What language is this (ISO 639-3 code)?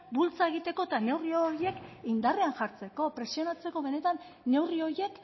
eus